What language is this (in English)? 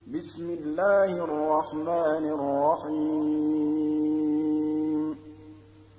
Arabic